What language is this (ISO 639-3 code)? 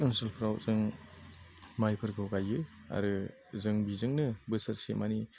brx